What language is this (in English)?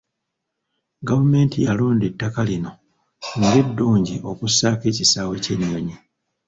Ganda